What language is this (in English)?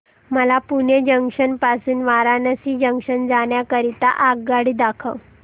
Marathi